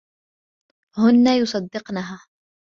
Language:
Arabic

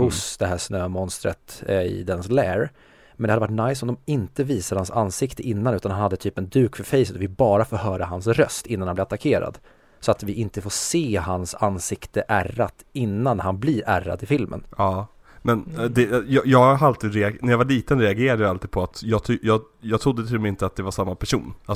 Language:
Swedish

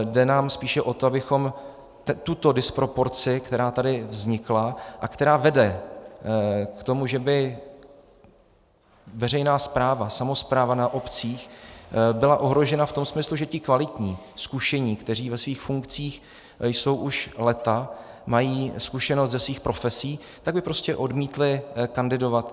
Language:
Czech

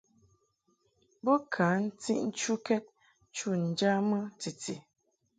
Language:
Mungaka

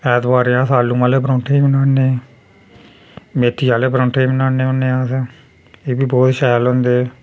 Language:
Dogri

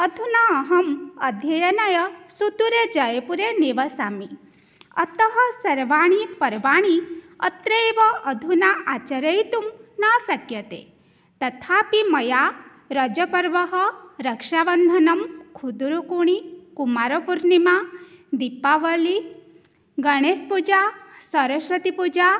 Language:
Sanskrit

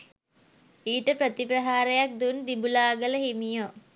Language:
Sinhala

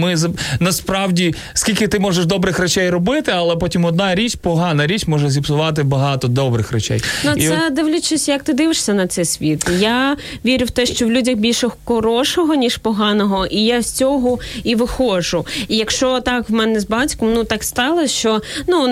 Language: Ukrainian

